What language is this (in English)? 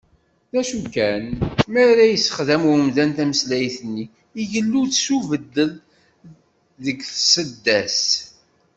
Kabyle